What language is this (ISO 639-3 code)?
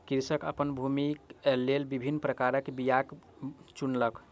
mai